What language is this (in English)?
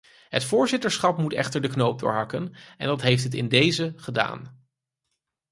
Dutch